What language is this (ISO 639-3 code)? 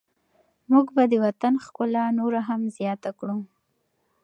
pus